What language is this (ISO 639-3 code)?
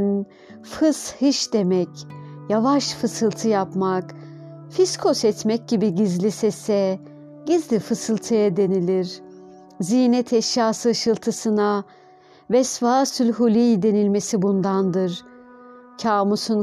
tur